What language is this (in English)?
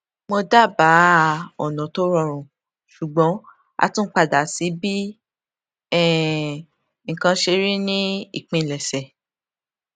Yoruba